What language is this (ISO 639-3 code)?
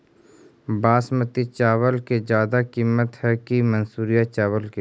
mag